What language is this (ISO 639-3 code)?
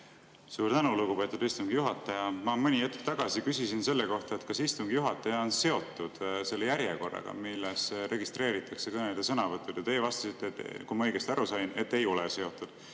est